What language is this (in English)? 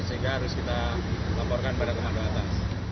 Indonesian